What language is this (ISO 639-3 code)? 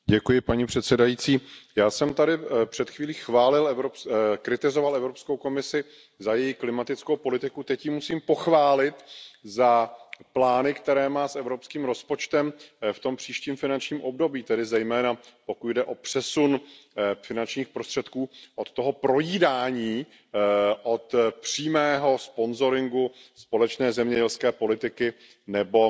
ces